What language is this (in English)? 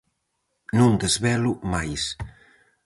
Galician